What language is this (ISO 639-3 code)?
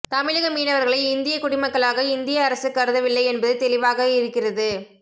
tam